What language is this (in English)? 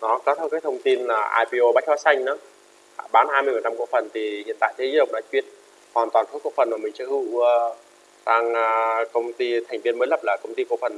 Vietnamese